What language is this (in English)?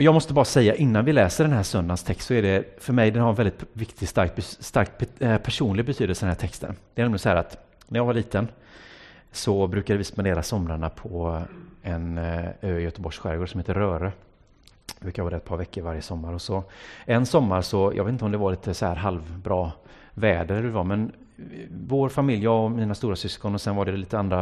Swedish